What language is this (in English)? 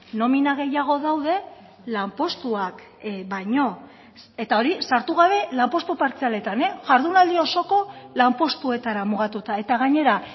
Basque